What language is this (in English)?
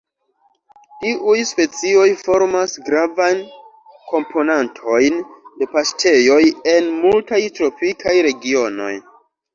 Esperanto